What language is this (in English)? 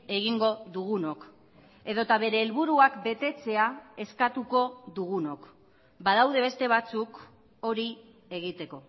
Basque